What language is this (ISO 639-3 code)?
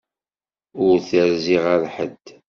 kab